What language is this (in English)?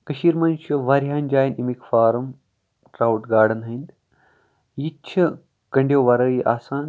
Kashmiri